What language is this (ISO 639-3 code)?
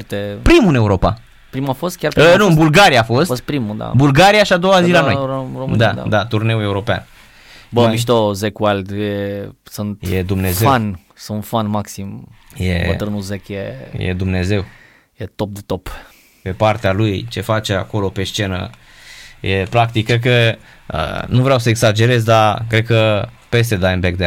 ron